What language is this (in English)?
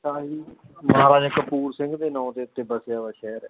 Punjabi